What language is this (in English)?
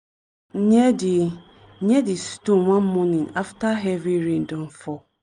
Nigerian Pidgin